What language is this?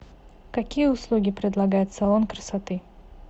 Russian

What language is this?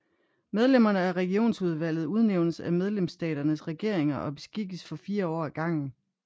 Danish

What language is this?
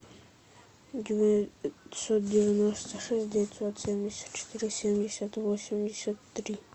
Russian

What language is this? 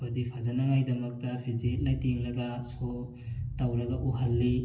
Manipuri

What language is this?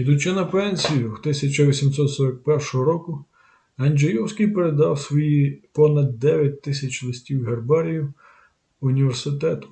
Ukrainian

